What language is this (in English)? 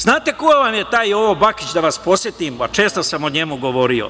Serbian